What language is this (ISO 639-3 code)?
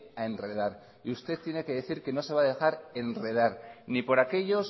spa